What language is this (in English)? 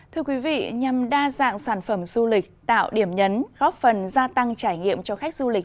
Vietnamese